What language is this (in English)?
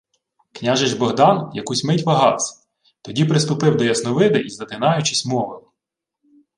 Ukrainian